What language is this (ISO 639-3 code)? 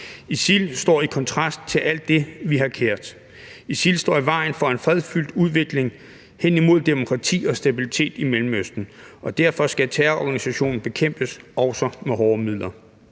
dan